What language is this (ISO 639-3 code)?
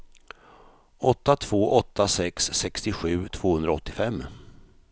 swe